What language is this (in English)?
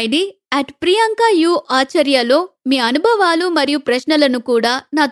Telugu